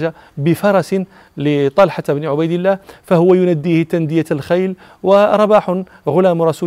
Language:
Arabic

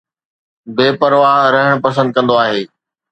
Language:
Sindhi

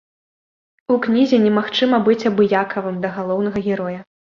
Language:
Belarusian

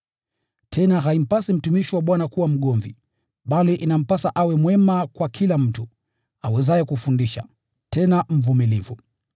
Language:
Swahili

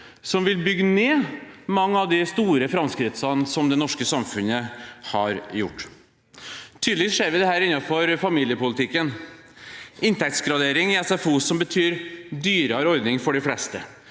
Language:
Norwegian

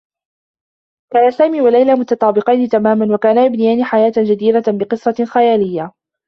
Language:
Arabic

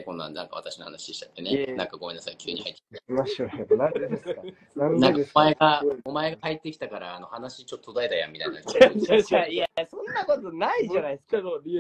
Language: Japanese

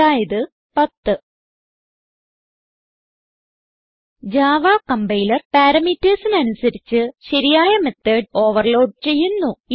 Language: Malayalam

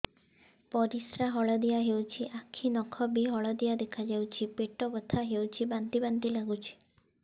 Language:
Odia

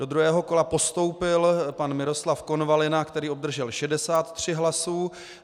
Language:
Czech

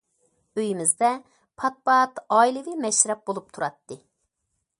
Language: Uyghur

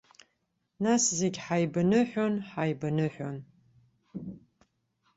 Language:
Abkhazian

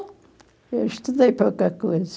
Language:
Portuguese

